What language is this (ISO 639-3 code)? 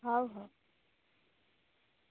ori